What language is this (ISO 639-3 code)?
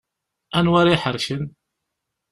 kab